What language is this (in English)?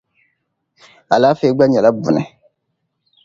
Dagbani